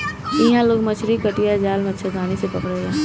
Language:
Bhojpuri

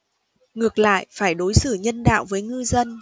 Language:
Vietnamese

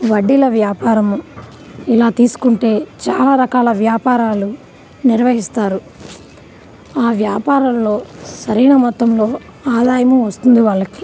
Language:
Telugu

